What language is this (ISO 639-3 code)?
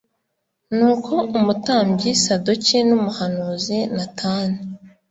kin